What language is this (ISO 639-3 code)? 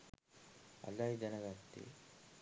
sin